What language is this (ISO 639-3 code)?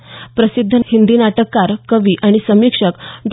mar